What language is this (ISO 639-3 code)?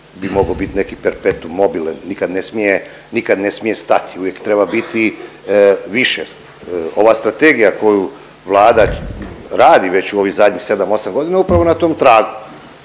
hrv